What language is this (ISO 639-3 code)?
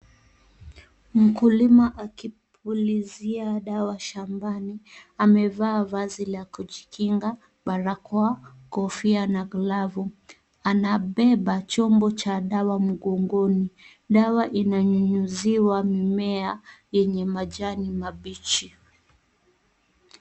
swa